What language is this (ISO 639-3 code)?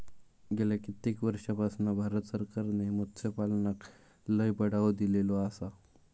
mar